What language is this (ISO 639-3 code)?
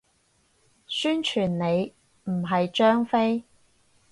yue